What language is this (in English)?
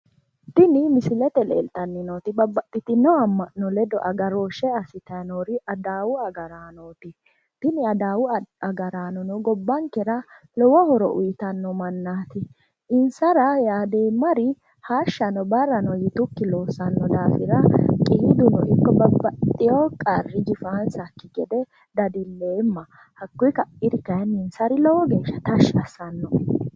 Sidamo